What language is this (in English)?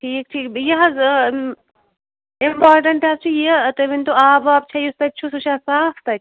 Kashmiri